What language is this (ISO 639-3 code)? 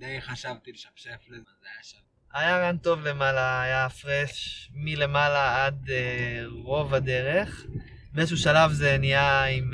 heb